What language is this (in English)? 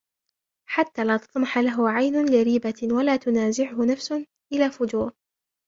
Arabic